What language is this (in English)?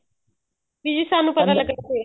Punjabi